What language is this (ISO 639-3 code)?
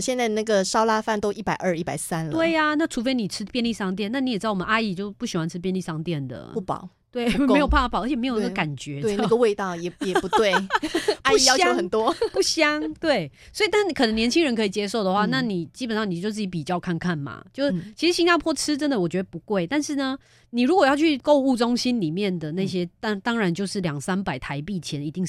zho